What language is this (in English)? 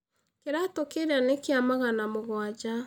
Kikuyu